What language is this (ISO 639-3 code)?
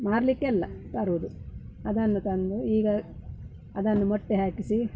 kan